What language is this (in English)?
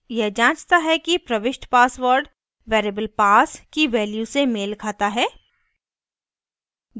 Hindi